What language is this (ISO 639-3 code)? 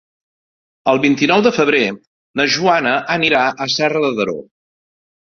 cat